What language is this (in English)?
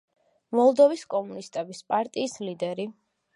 Georgian